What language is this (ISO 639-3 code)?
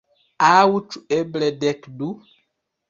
epo